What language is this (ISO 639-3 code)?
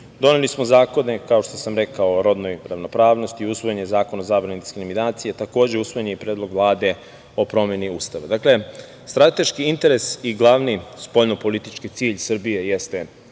srp